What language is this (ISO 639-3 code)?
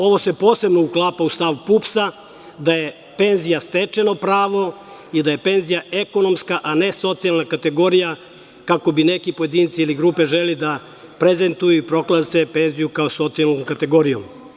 srp